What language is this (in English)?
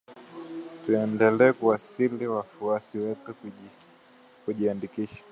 Swahili